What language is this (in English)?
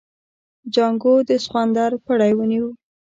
Pashto